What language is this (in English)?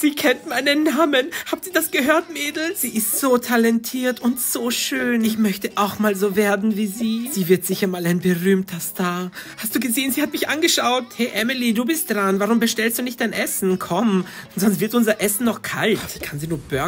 German